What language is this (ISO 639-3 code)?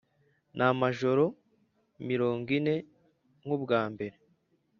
kin